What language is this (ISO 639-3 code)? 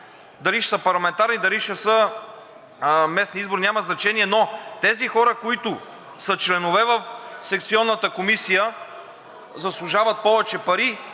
bul